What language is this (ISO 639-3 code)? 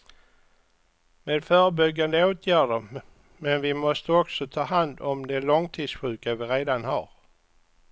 swe